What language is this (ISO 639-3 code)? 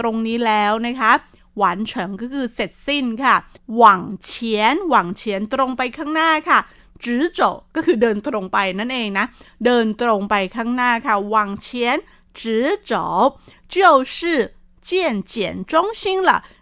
tha